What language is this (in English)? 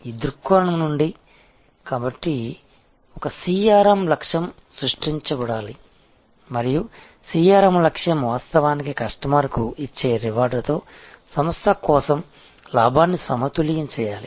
Telugu